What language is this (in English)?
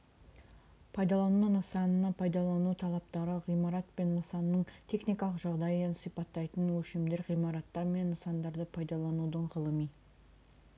Kazakh